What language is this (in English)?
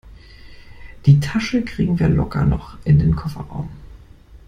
German